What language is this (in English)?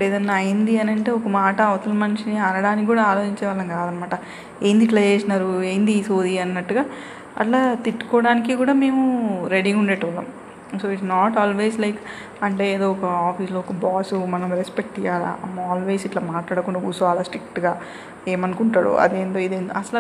Telugu